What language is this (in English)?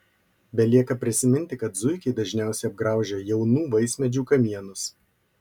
Lithuanian